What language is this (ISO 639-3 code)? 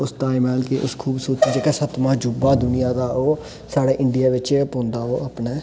doi